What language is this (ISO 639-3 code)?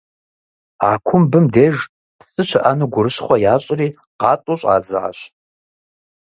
kbd